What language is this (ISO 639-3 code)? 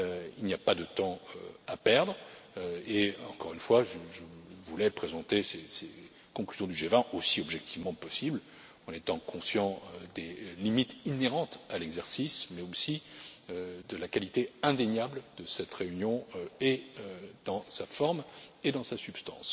fra